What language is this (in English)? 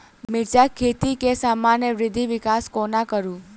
Maithili